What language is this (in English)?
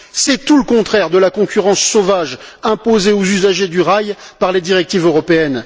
French